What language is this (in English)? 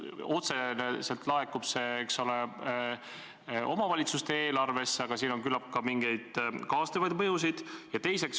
Estonian